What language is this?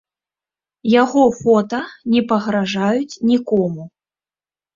Belarusian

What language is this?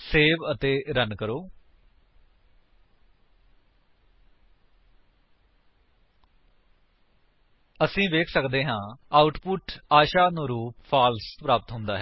Punjabi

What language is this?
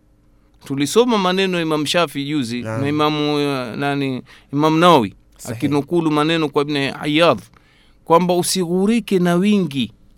Swahili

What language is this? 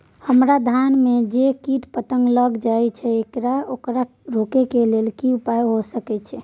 Maithili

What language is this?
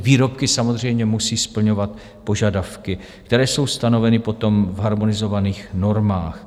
Czech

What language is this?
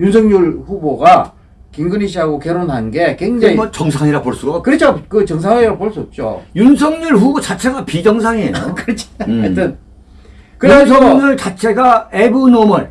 Korean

